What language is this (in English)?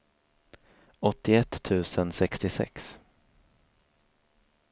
Swedish